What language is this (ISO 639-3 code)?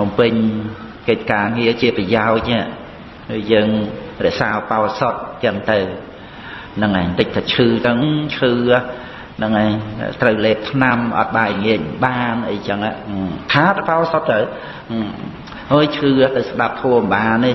vie